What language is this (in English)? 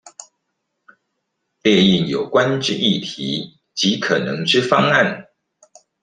Chinese